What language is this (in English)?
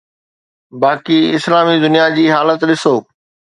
Sindhi